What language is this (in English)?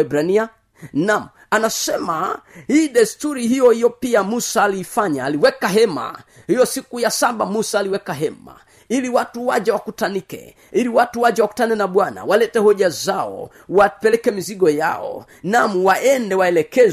Swahili